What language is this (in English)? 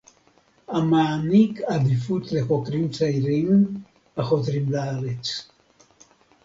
Hebrew